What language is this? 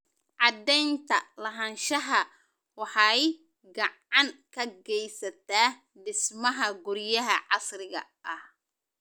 Somali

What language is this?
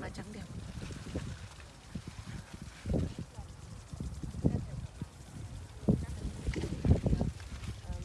Vietnamese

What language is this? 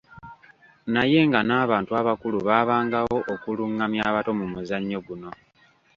Ganda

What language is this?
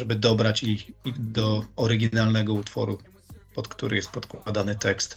Polish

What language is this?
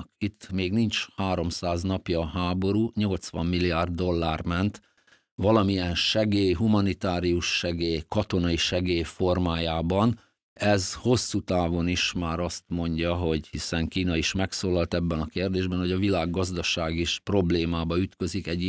Hungarian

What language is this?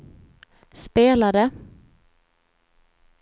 Swedish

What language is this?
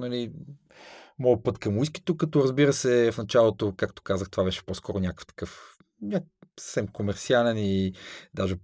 Bulgarian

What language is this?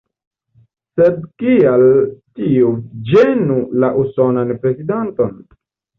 Esperanto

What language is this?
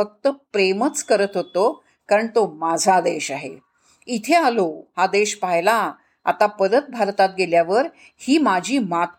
Marathi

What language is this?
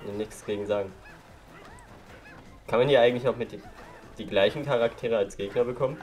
German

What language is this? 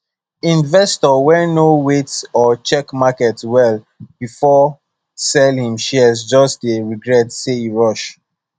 Nigerian Pidgin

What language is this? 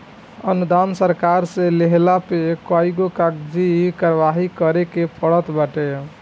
Bhojpuri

